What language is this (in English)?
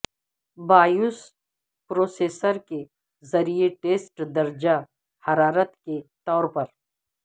Urdu